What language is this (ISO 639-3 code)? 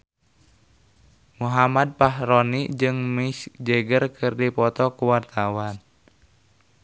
sun